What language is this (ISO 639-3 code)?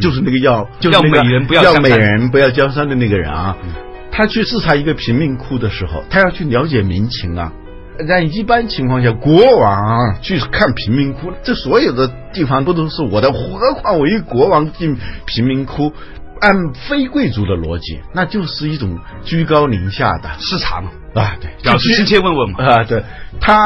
zho